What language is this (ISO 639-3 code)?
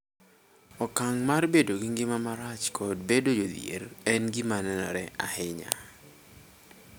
luo